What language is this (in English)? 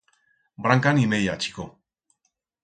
Aragonese